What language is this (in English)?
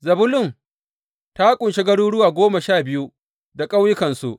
Hausa